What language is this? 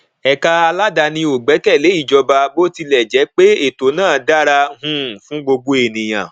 Yoruba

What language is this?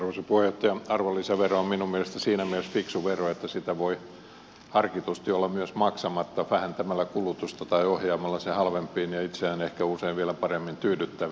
Finnish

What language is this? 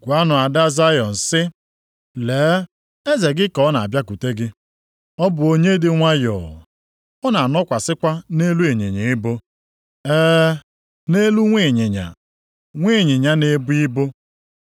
Igbo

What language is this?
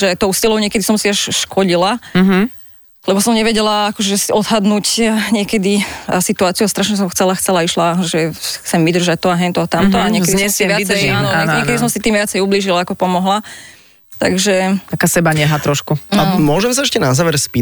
Slovak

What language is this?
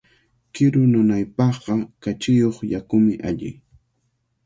Cajatambo North Lima Quechua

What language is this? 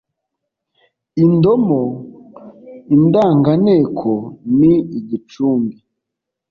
Kinyarwanda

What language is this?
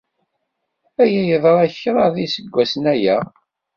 Kabyle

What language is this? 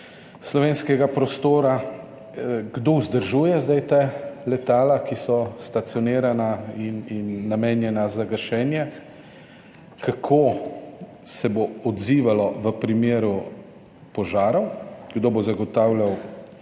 Slovenian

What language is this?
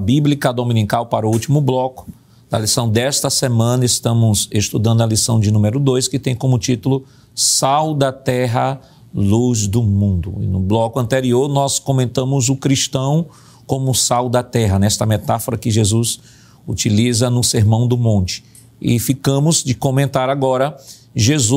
Portuguese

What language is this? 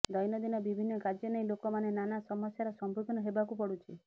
Odia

